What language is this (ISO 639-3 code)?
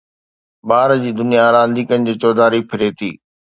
snd